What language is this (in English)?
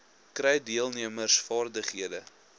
Afrikaans